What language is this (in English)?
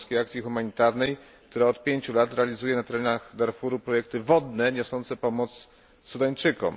Polish